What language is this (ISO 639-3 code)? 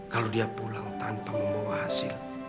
ind